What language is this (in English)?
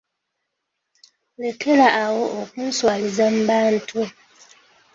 Ganda